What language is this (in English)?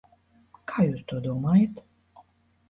Latvian